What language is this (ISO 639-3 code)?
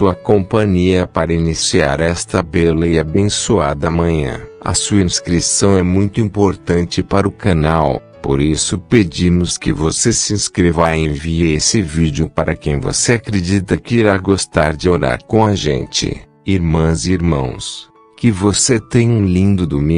por